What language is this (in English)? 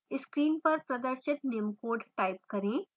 Hindi